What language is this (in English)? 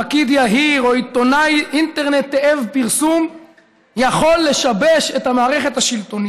Hebrew